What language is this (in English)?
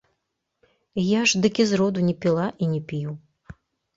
Belarusian